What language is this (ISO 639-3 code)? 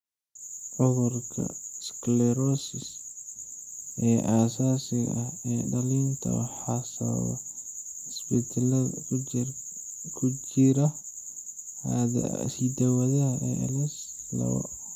som